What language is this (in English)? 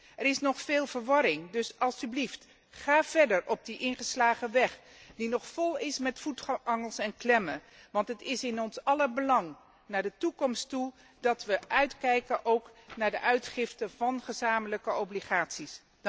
Dutch